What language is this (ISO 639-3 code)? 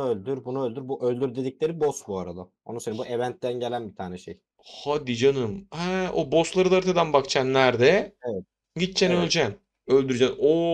tur